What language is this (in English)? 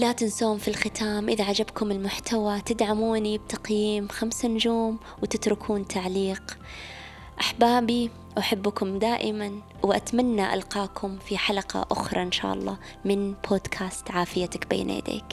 Arabic